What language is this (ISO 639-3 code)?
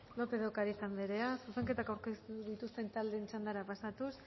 eus